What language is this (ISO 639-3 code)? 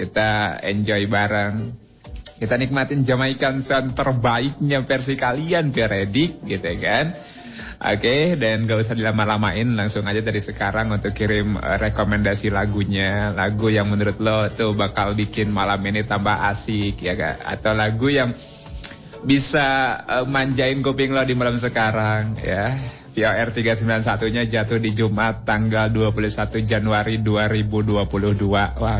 ind